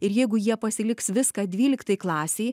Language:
Lithuanian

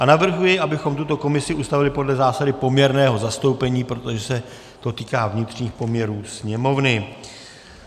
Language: Czech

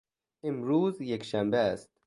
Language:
Persian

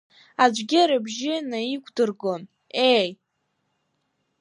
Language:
Abkhazian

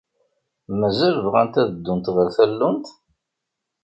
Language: Kabyle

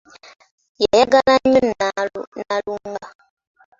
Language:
Ganda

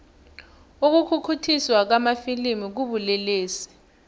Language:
South Ndebele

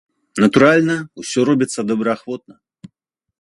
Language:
Belarusian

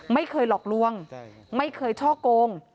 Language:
Thai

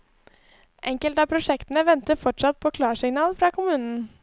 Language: Norwegian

